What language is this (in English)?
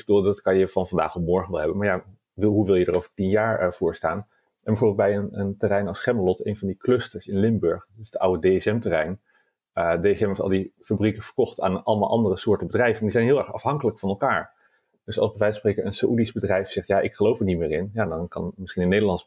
Dutch